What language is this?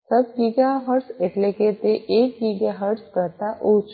Gujarati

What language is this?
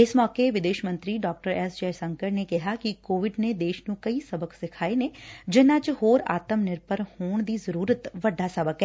Punjabi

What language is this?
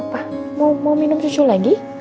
Indonesian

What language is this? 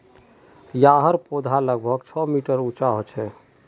Magahi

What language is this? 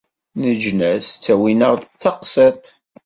Kabyle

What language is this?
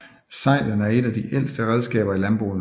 Danish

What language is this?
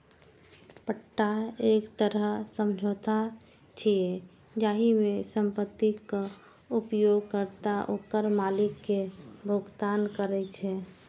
Maithili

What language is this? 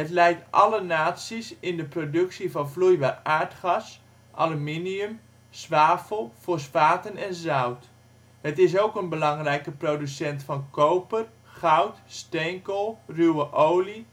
Dutch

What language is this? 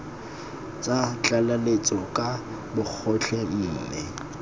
Tswana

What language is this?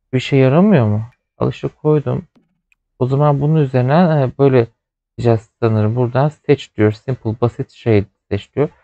Turkish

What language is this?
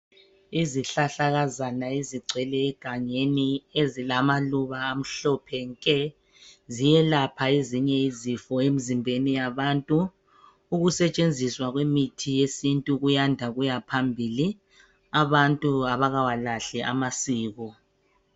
North Ndebele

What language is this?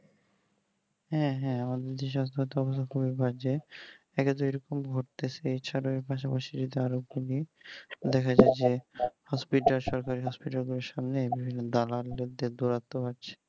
Bangla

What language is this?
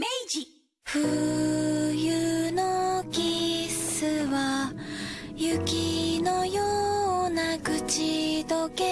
Japanese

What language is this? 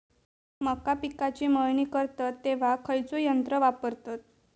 Marathi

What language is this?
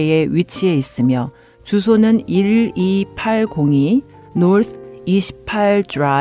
Korean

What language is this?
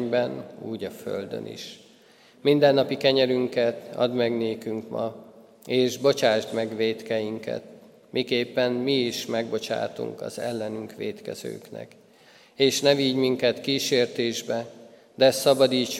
Hungarian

